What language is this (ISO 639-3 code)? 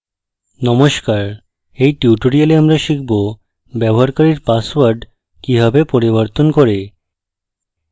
ben